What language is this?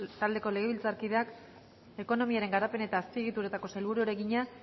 Basque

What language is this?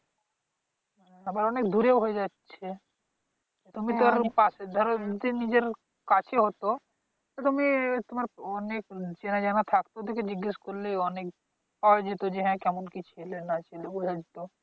Bangla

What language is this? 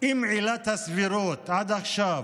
Hebrew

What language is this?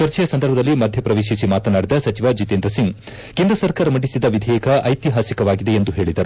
Kannada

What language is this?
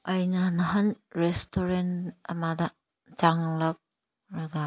Manipuri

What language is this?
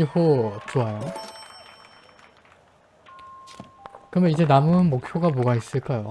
Korean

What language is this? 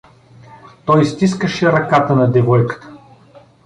Bulgarian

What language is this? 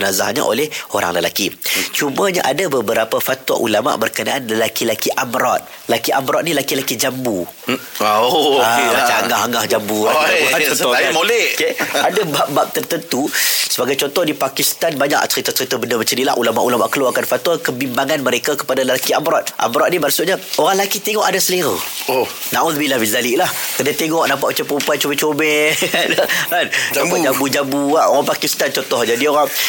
Malay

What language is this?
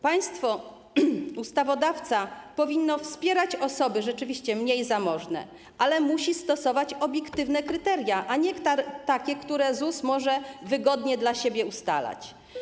Polish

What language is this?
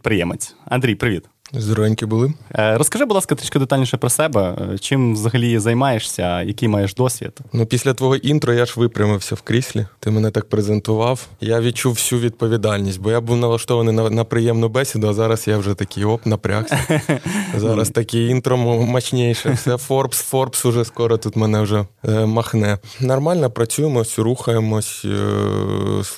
Ukrainian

